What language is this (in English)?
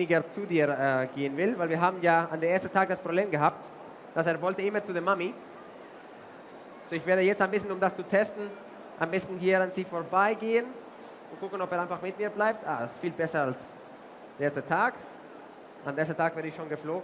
German